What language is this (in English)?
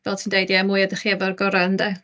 Welsh